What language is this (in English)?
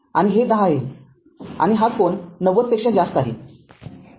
Marathi